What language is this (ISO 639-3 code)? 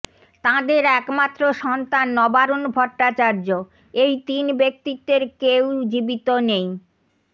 ben